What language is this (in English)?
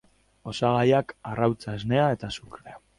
Basque